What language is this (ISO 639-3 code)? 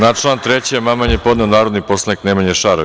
srp